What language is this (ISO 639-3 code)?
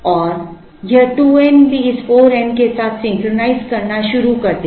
hin